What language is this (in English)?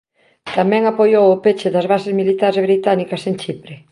Galician